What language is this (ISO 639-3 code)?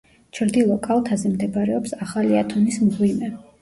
kat